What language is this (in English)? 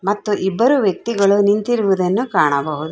Kannada